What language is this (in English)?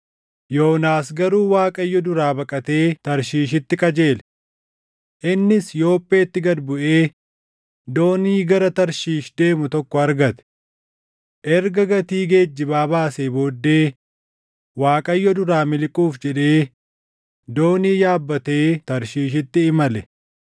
Oromo